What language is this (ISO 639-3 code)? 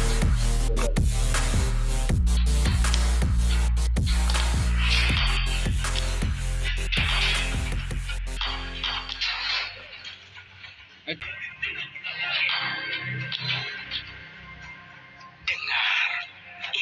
ind